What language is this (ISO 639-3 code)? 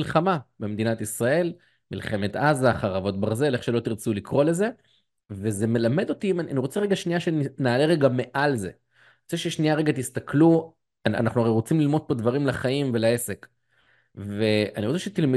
heb